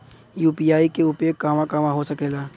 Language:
Bhojpuri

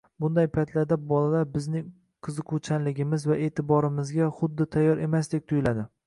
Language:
Uzbek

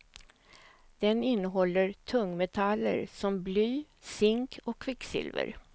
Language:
Swedish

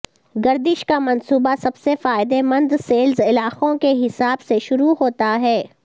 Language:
Urdu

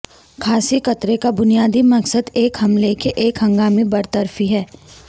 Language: Urdu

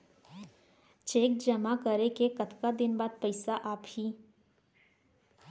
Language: Chhattisgarhi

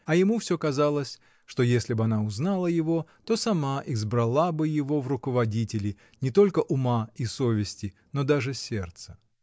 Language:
Russian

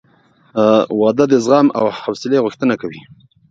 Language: Pashto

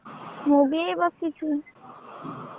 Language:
Odia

